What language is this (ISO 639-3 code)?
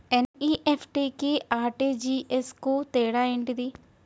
tel